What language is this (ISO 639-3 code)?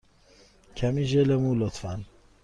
fas